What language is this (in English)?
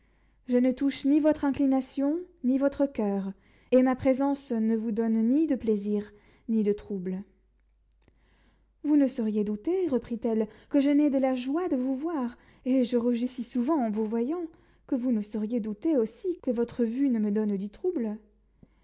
French